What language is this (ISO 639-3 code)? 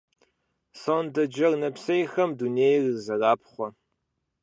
kbd